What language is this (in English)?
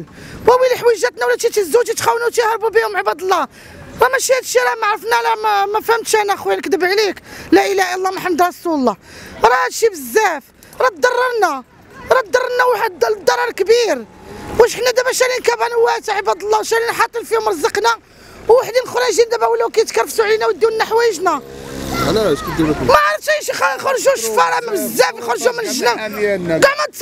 Arabic